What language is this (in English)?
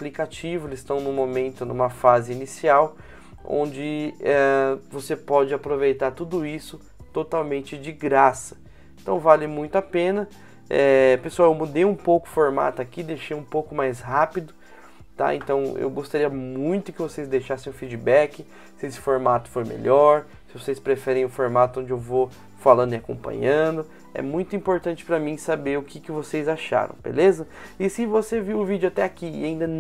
Portuguese